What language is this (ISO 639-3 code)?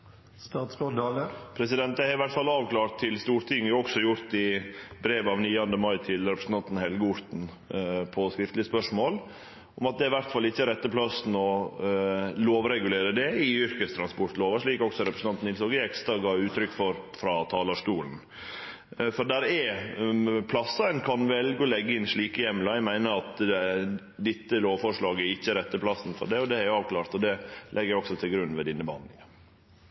nor